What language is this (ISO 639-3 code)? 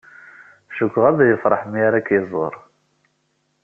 kab